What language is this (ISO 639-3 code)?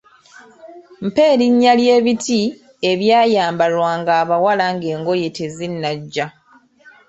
lug